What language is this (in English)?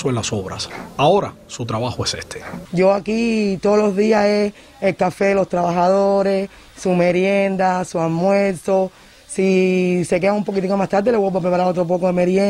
Spanish